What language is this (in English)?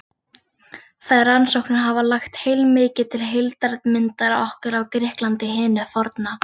Icelandic